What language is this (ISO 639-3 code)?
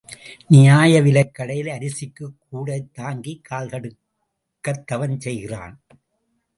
tam